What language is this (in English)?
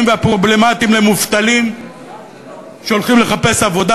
Hebrew